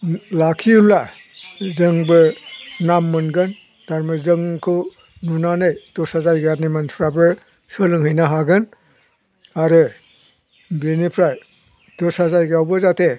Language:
Bodo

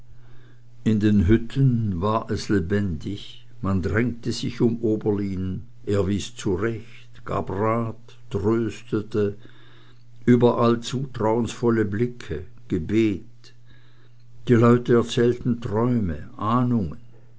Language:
German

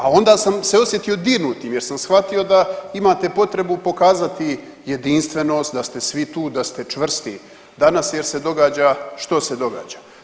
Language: Croatian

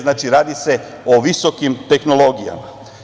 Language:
Serbian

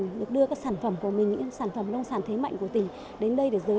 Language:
Vietnamese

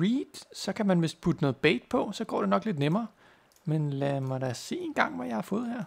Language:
Danish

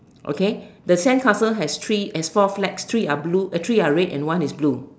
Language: English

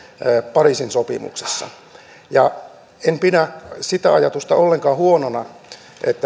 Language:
Finnish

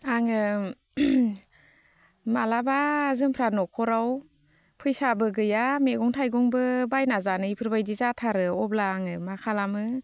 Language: Bodo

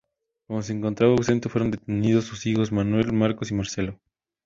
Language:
Spanish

